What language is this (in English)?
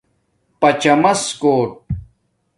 Domaaki